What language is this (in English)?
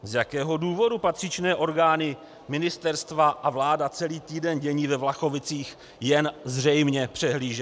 Czech